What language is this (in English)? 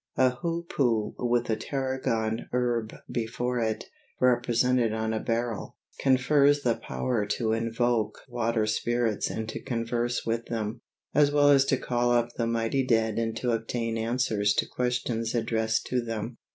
English